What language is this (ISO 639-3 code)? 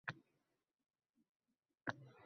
uzb